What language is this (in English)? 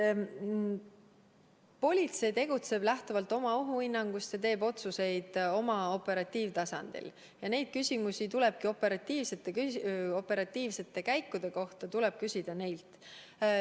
Estonian